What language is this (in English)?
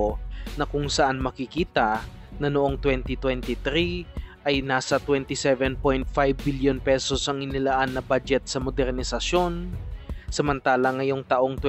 Filipino